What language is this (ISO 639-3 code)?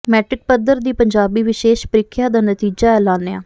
pan